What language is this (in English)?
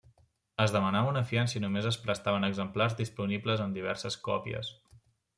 Catalan